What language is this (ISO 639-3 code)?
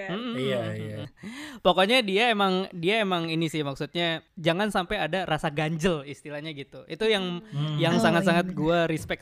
ind